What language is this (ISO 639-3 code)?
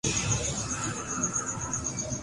urd